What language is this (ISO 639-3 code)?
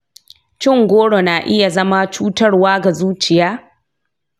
hau